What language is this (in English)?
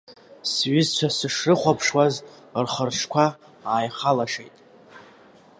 Abkhazian